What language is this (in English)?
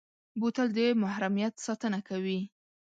Pashto